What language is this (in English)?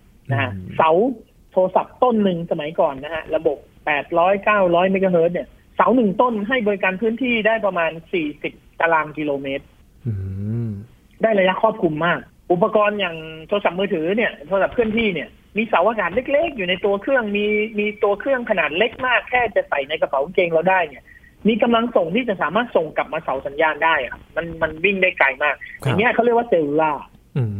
Thai